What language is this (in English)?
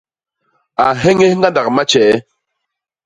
Basaa